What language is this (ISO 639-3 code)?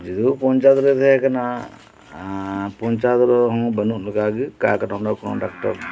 sat